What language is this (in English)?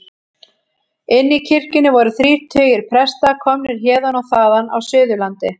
Icelandic